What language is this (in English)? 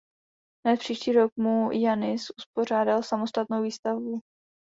Czech